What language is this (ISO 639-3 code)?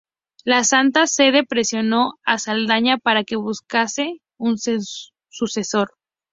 spa